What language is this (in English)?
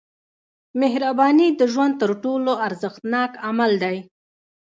Pashto